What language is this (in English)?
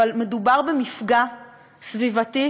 Hebrew